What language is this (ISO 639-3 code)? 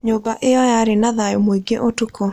kik